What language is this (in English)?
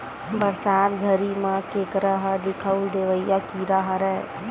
Chhattisgarhi